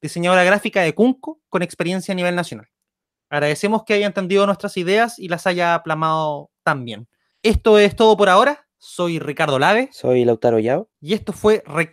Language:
Spanish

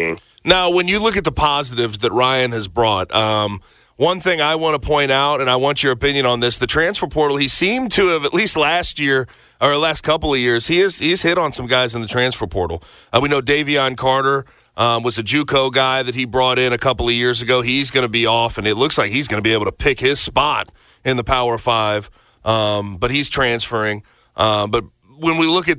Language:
English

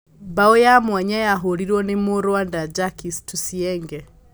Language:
Kikuyu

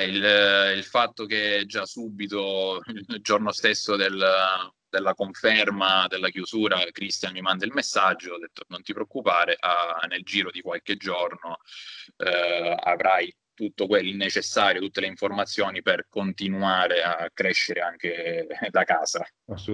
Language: Italian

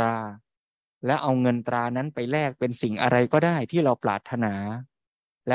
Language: Thai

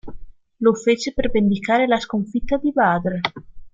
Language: Italian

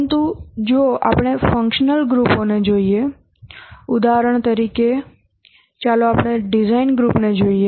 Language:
Gujarati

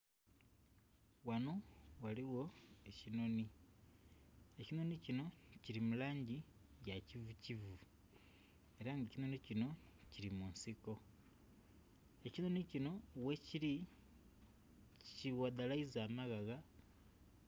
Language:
Soga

